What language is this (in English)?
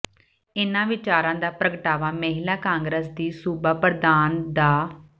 Punjabi